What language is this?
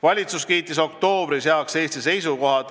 Estonian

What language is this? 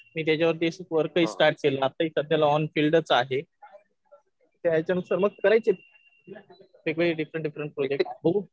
Marathi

